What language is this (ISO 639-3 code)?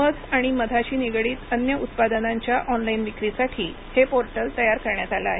mar